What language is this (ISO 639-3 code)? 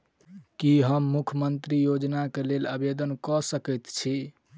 mai